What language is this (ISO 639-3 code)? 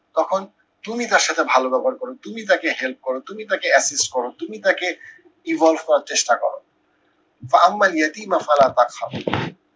ben